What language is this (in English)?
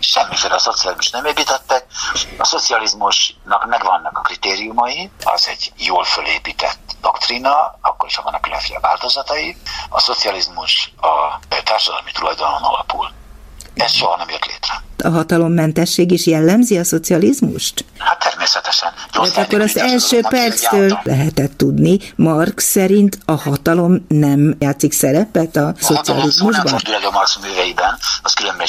Hungarian